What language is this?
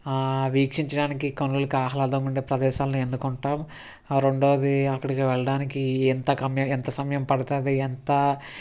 Telugu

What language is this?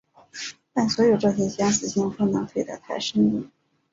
Chinese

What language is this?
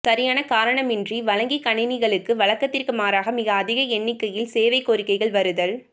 Tamil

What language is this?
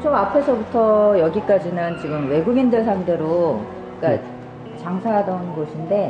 Korean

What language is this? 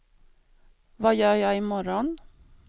Swedish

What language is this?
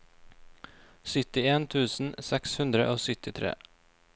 Norwegian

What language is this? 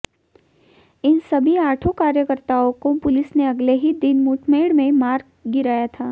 Hindi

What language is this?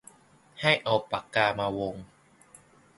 Thai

